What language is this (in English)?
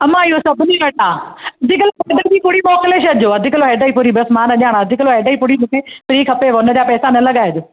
Sindhi